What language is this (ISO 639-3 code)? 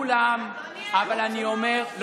heb